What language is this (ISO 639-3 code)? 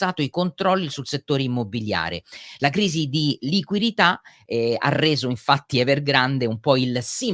ita